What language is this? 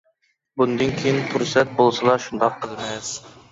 Uyghur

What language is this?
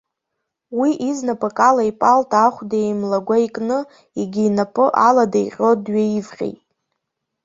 Abkhazian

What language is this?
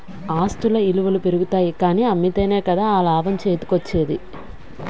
Telugu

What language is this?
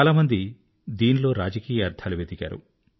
Telugu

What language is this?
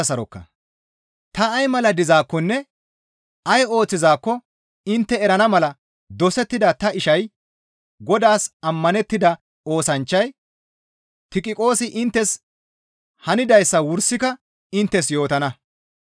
Gamo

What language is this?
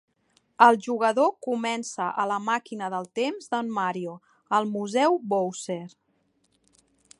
Catalan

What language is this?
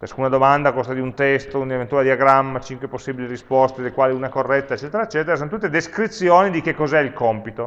Italian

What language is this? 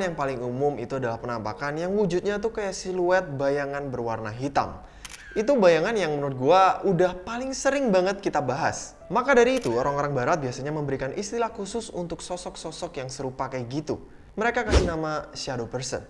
Indonesian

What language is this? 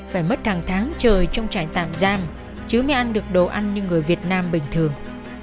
Vietnamese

